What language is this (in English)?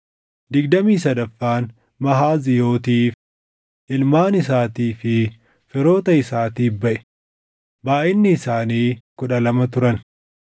Oromo